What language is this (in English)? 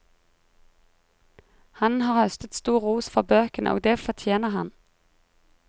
Norwegian